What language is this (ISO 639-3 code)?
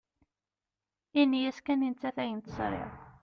kab